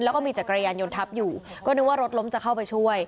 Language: Thai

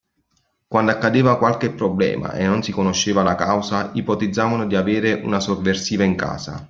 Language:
Italian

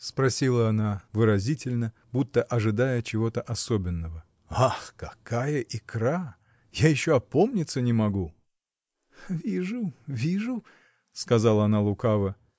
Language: Russian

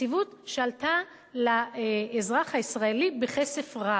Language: Hebrew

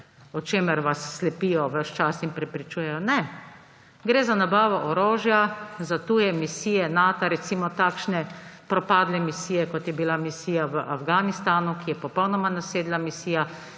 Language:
Slovenian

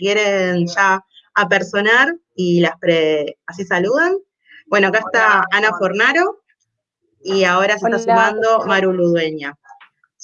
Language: Spanish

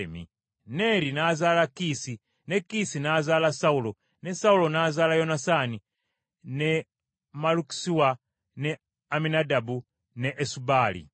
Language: Ganda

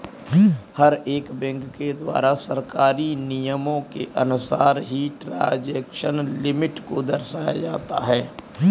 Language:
Hindi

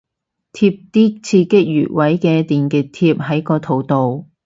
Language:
Cantonese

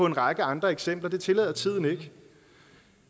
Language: Danish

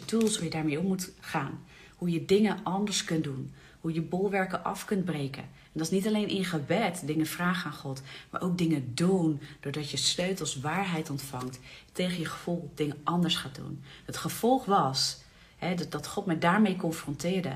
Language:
Dutch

